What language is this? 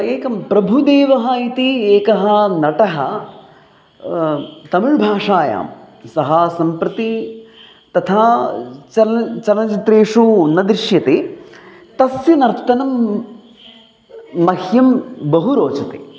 Sanskrit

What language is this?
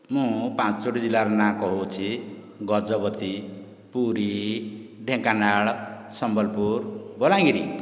Odia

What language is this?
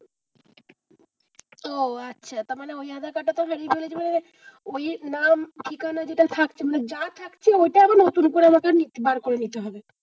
Bangla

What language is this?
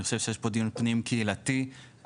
Hebrew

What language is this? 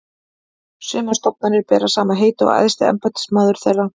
Icelandic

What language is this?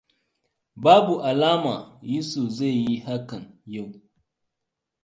Hausa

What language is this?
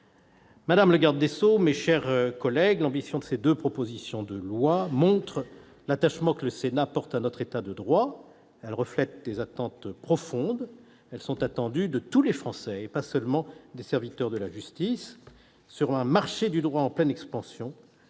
French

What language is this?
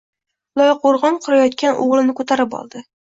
Uzbek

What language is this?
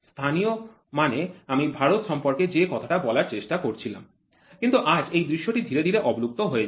Bangla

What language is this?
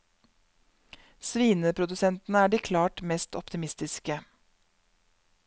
Norwegian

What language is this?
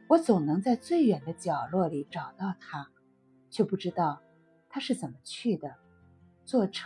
Chinese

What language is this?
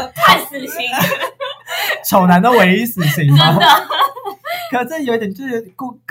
Chinese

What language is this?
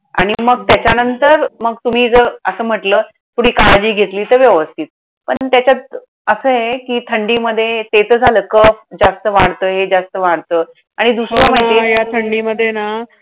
Marathi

